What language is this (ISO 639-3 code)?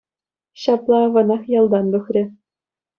chv